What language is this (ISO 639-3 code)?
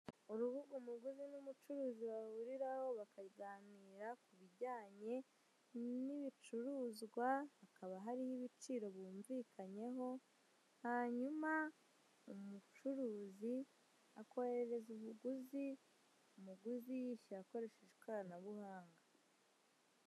kin